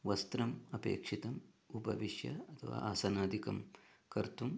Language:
Sanskrit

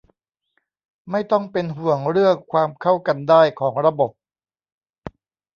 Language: Thai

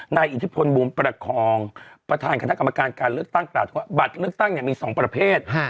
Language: Thai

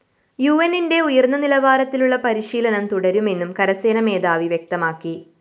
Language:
Malayalam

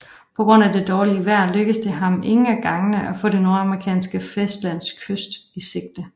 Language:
Danish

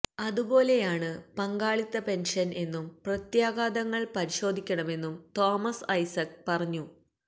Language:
Malayalam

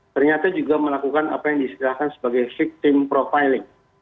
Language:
Indonesian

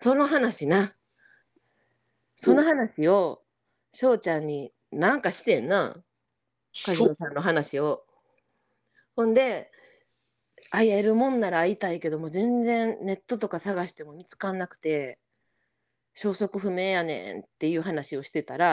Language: Japanese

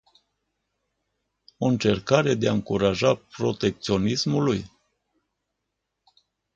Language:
Romanian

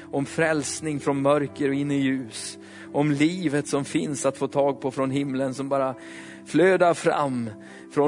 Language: Swedish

